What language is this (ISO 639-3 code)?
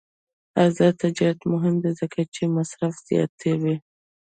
pus